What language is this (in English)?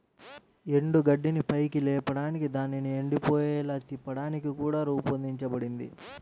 Telugu